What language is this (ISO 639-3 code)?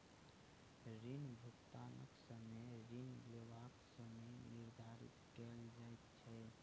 mai